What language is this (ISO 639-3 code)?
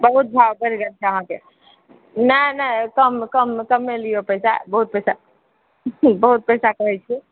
mai